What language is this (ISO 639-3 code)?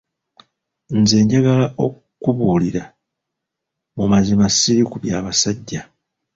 lug